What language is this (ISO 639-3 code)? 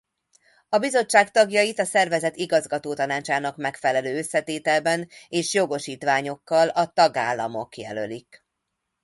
hun